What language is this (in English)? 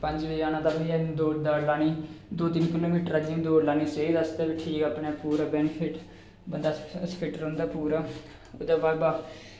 Dogri